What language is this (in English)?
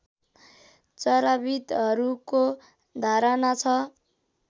Nepali